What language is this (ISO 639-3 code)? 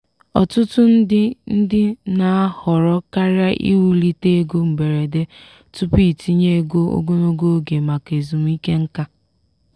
ibo